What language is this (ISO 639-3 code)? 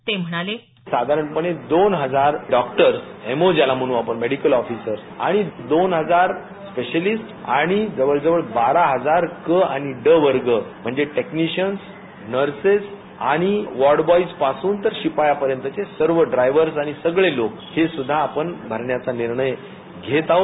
mar